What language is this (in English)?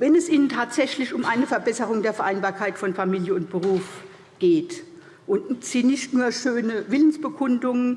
German